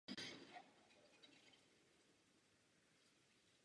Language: Czech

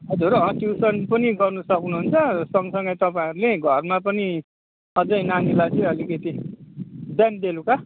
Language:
Nepali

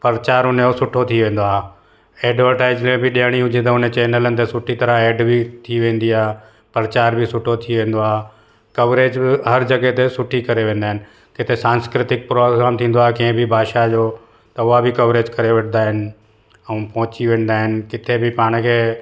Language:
Sindhi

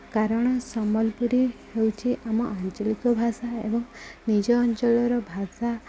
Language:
Odia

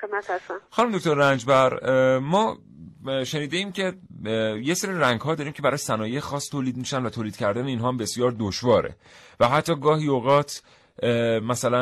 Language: Persian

